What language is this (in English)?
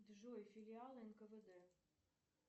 Russian